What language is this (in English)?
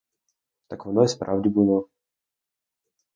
Ukrainian